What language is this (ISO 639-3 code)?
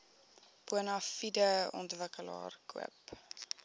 afr